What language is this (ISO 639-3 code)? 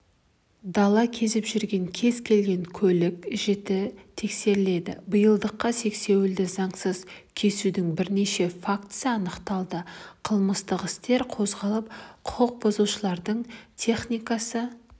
kaz